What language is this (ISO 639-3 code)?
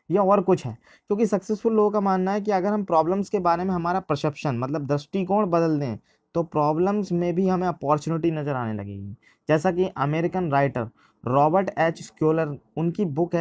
hin